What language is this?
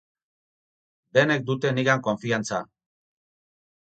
Basque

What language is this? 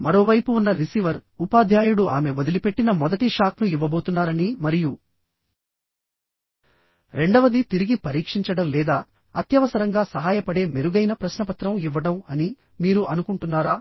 Telugu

